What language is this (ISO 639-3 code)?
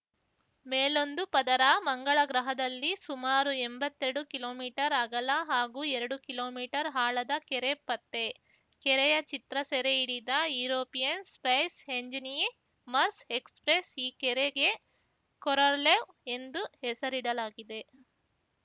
kan